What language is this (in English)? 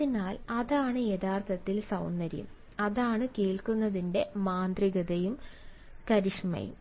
Malayalam